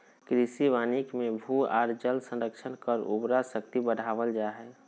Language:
Magahi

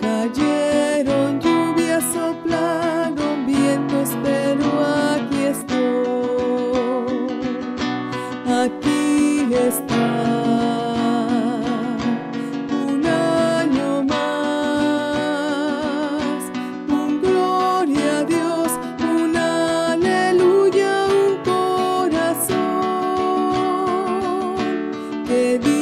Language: Indonesian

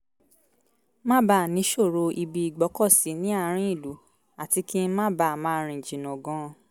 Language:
Yoruba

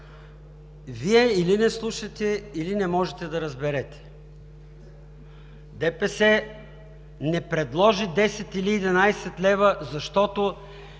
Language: Bulgarian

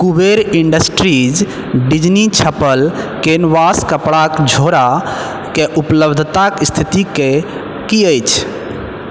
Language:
Maithili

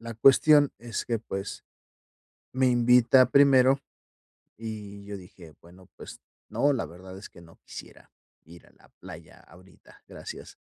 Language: Spanish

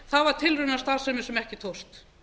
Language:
Icelandic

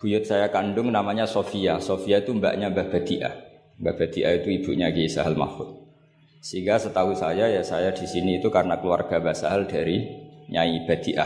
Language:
Indonesian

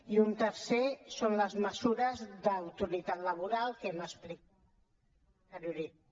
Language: Catalan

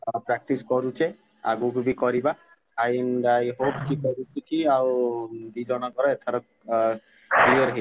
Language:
Odia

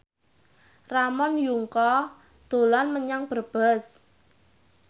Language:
Javanese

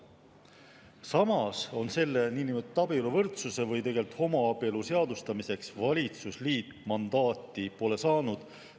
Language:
Estonian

